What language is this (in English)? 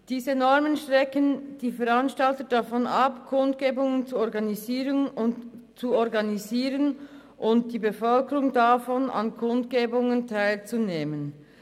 Swiss German